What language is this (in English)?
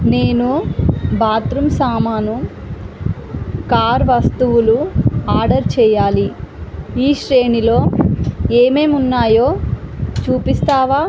Telugu